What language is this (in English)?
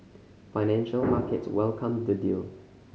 English